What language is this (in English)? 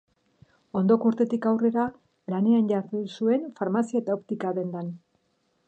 Basque